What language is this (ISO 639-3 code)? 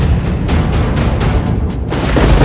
ind